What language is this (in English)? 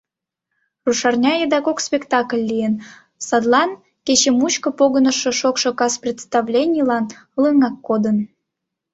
Mari